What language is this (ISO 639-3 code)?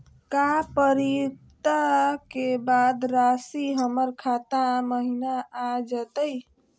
mag